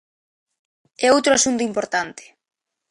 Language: Galician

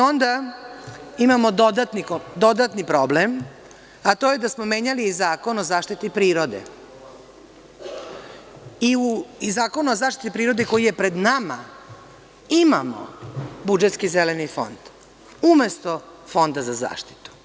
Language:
Serbian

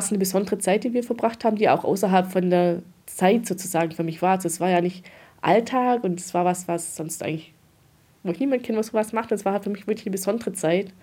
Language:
German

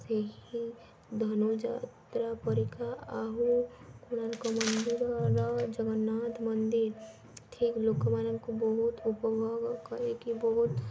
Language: Odia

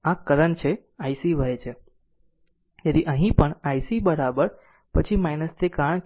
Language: Gujarati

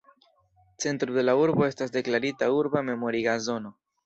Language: Esperanto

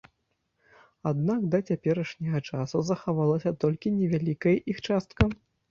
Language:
Belarusian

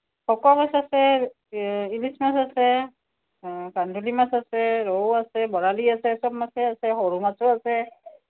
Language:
Assamese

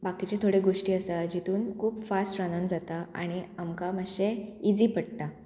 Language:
Konkani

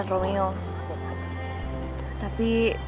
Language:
Indonesian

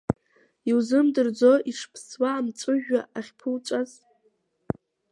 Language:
Abkhazian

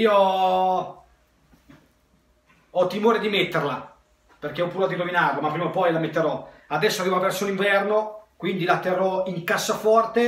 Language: Italian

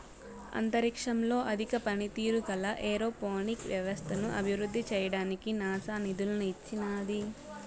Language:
Telugu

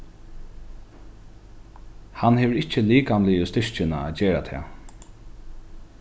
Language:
Faroese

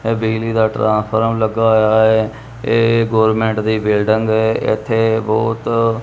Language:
Punjabi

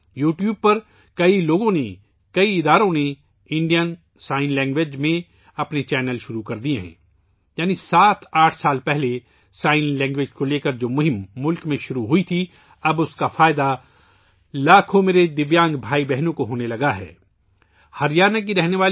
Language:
Urdu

